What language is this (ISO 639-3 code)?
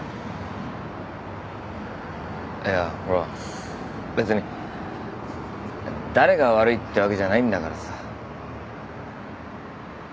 jpn